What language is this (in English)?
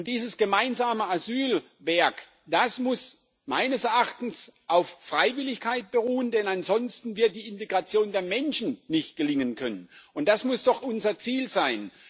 German